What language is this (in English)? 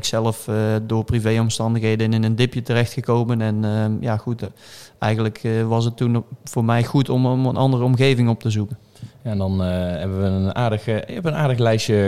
Dutch